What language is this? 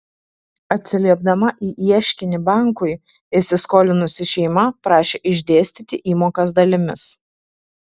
Lithuanian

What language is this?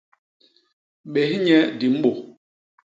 Basaa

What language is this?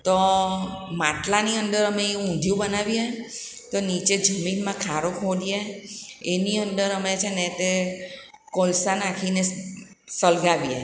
Gujarati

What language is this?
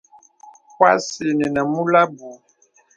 Bebele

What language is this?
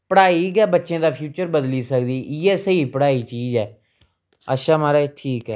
Dogri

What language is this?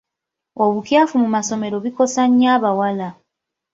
Ganda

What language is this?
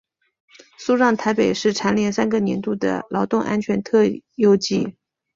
Chinese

